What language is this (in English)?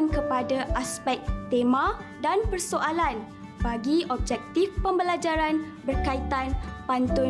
Malay